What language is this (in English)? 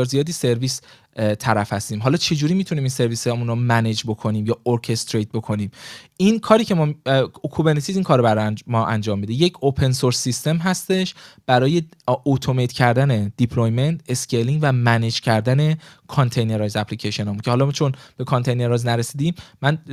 Persian